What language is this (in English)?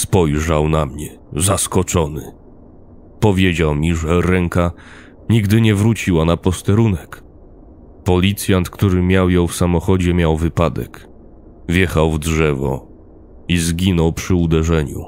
Polish